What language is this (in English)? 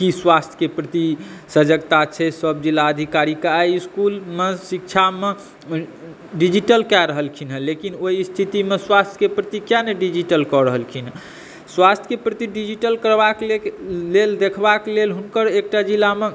Maithili